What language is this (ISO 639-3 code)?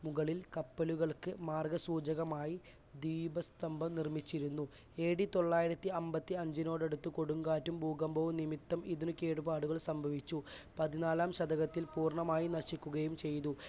mal